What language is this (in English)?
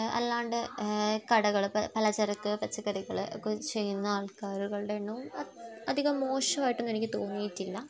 Malayalam